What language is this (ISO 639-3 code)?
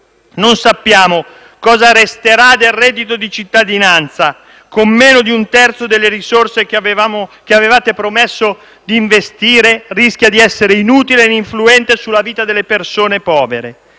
ita